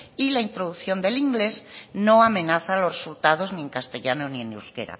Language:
Spanish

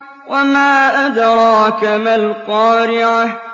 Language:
Arabic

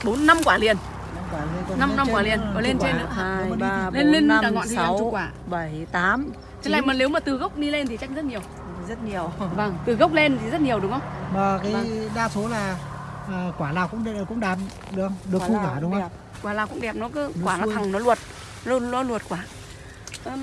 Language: Vietnamese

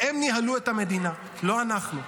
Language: Hebrew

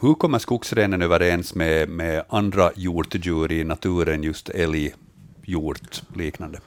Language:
Swedish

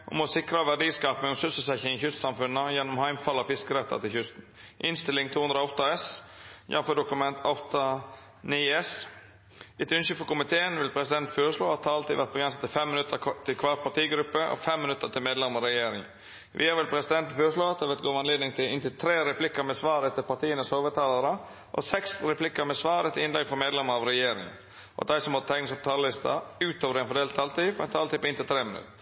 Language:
Norwegian Nynorsk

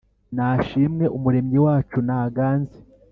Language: Kinyarwanda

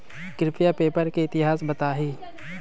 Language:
Magahi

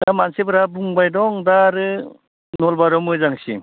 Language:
Bodo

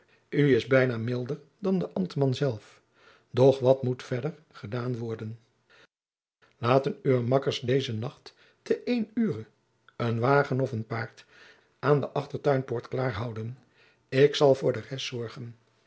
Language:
Dutch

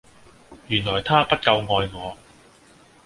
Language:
Cantonese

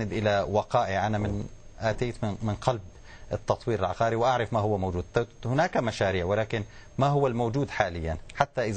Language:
Arabic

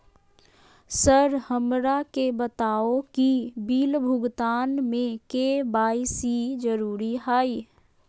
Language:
Magahi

